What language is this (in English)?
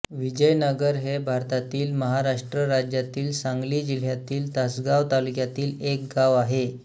Marathi